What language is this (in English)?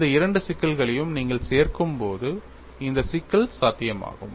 Tamil